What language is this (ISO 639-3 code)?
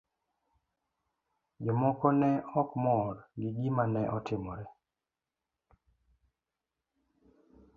luo